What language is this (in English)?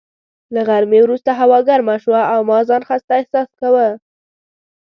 Pashto